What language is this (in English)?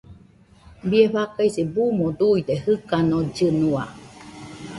Nüpode Huitoto